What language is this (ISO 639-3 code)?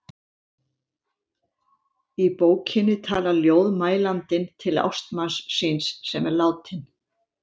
isl